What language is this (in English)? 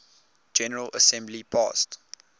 English